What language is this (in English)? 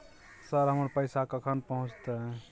Maithili